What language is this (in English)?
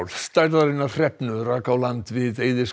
Icelandic